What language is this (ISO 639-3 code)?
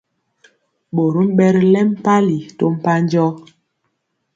mcx